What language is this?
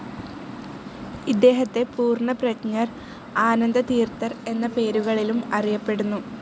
Malayalam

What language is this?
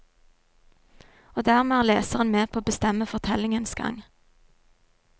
Norwegian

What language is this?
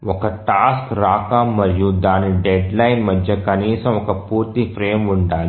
Telugu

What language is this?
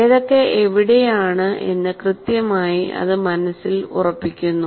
Malayalam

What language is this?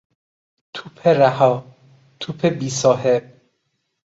Persian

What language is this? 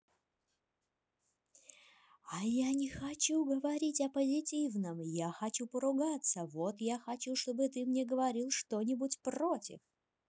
Russian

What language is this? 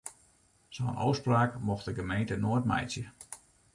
Western Frisian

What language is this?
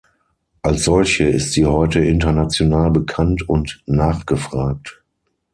German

